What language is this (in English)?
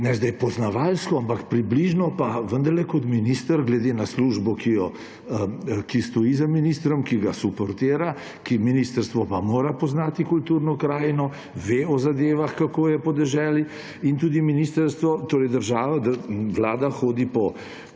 Slovenian